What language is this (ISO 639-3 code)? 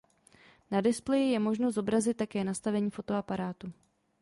ces